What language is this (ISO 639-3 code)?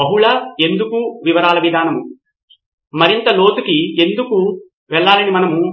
tel